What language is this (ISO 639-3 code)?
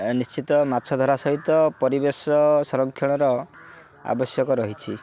ori